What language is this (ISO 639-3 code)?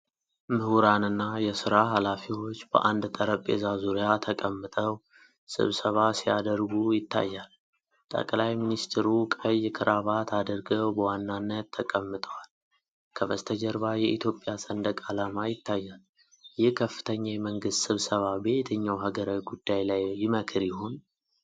amh